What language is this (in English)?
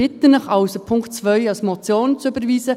Swiss German